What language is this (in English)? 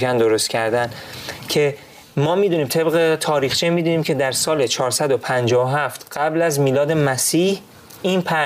Persian